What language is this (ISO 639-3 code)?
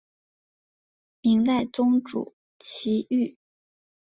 zho